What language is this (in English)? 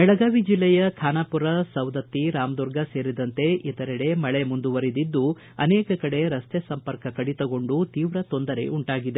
Kannada